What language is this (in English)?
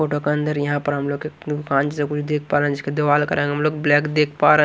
Hindi